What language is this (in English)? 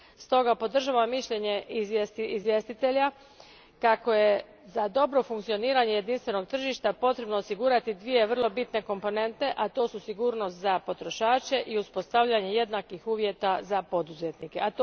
Croatian